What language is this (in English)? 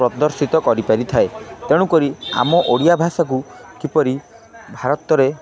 Odia